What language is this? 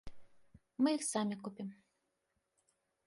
Belarusian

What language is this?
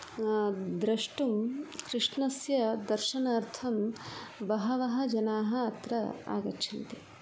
Sanskrit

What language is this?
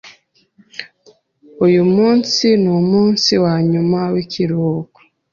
Kinyarwanda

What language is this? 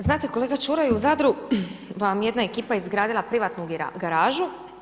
Croatian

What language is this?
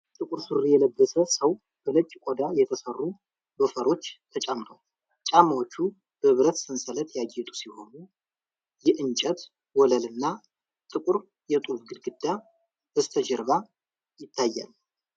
Amharic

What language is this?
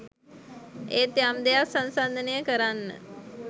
Sinhala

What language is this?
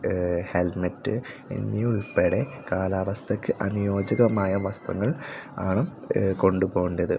Malayalam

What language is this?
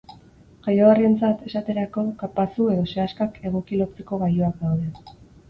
Basque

